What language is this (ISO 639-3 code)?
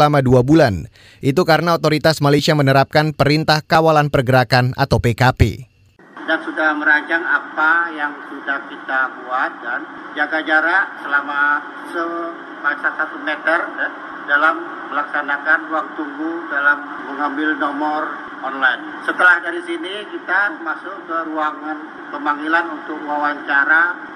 ind